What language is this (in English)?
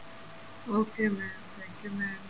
Punjabi